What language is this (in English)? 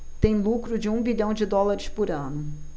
Portuguese